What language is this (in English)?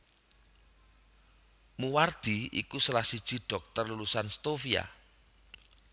Javanese